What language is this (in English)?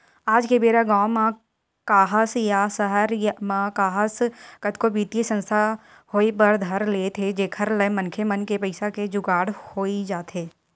Chhattisgarhi